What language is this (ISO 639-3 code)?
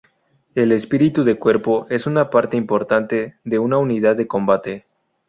spa